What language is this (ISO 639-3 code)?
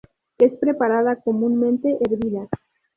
spa